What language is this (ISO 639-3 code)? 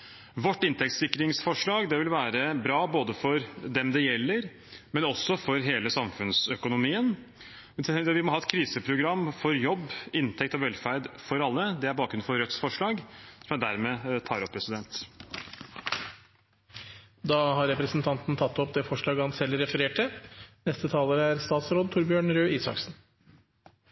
nor